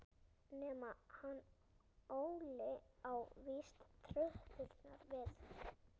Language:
Icelandic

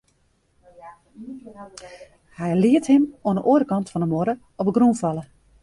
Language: Western Frisian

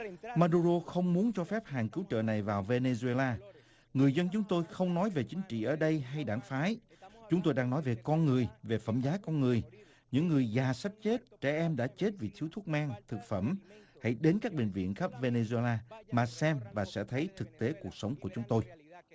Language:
Vietnamese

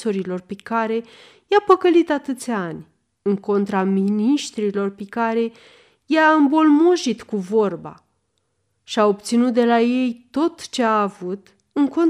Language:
Romanian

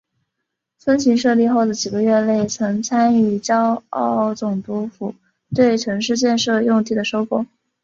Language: Chinese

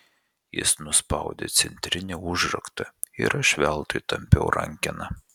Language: Lithuanian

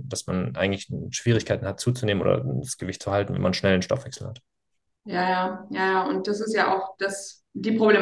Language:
German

